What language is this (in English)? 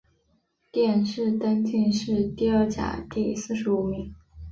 Chinese